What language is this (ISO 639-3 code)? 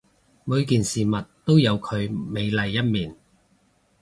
yue